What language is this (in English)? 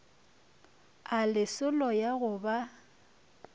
Northern Sotho